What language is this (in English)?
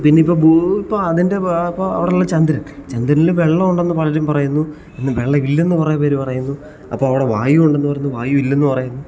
Malayalam